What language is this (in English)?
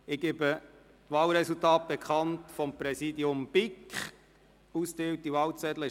Swiss German